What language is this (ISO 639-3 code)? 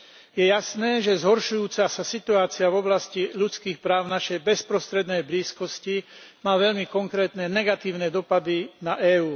slk